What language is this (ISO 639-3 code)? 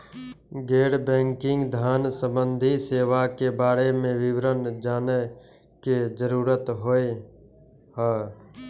mai